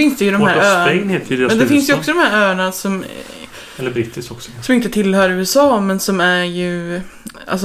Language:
Swedish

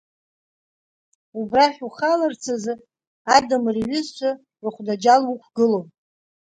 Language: Abkhazian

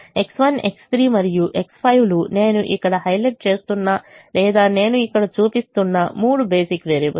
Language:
Telugu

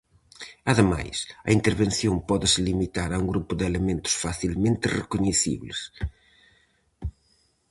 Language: Galician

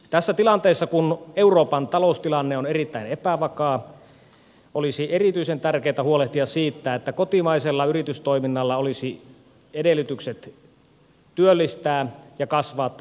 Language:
Finnish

